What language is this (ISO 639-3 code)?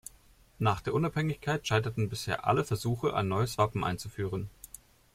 deu